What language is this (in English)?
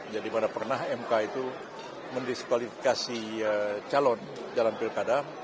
Indonesian